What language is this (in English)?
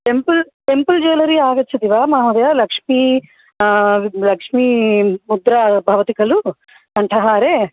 Sanskrit